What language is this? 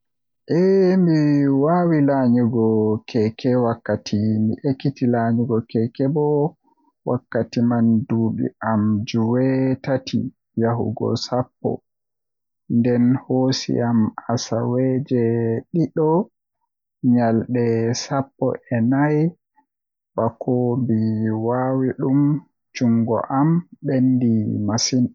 Western Niger Fulfulde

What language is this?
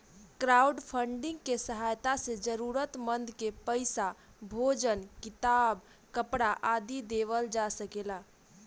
Bhojpuri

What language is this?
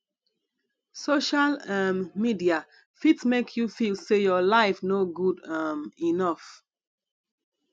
Nigerian Pidgin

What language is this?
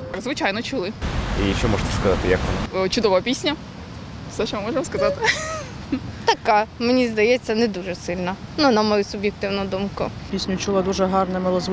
Ukrainian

